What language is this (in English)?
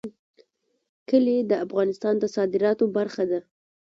Pashto